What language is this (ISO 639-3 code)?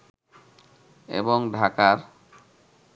ben